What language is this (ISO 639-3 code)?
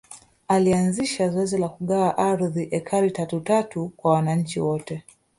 swa